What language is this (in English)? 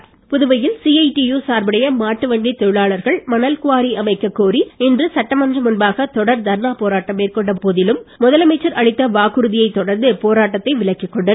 Tamil